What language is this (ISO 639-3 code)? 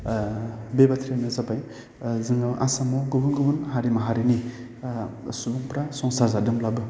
brx